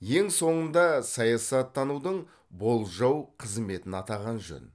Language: Kazakh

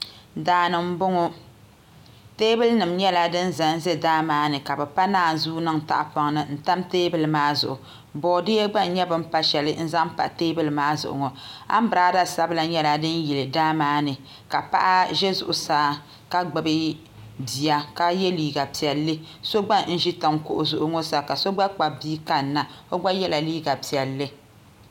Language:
Dagbani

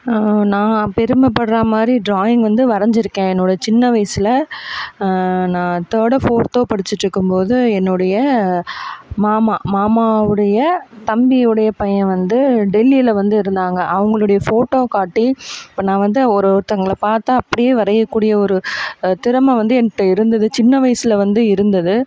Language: Tamil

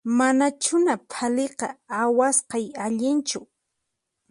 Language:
Puno Quechua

